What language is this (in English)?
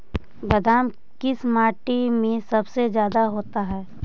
Magahi